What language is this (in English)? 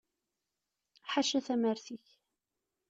Kabyle